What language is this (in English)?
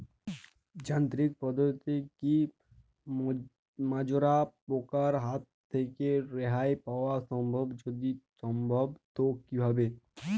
Bangla